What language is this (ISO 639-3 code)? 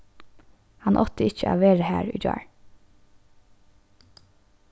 fao